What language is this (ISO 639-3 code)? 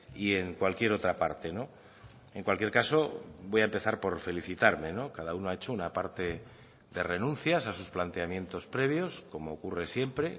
spa